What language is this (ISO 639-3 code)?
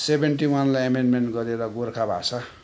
nep